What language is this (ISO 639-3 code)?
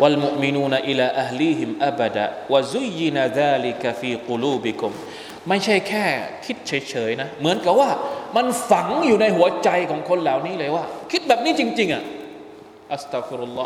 tha